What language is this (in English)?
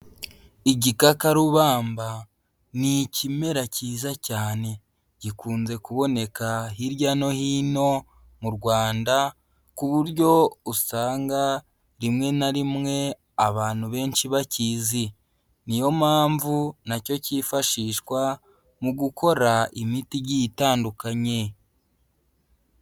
Kinyarwanda